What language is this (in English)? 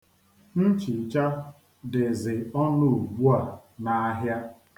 Igbo